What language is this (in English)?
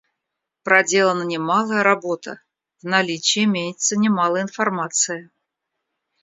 Russian